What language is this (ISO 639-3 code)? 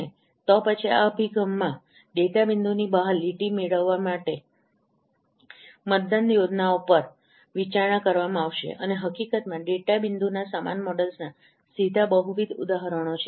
guj